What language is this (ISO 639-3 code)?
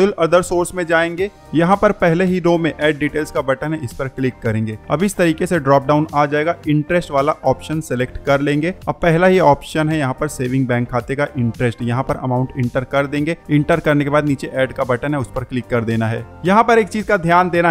hin